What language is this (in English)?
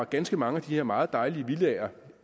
Danish